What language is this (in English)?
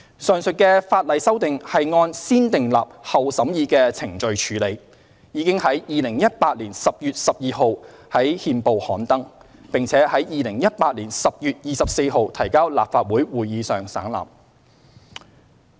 Cantonese